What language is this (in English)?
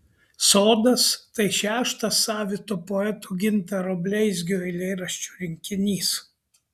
Lithuanian